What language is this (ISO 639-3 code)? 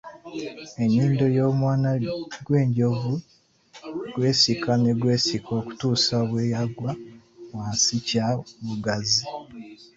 lug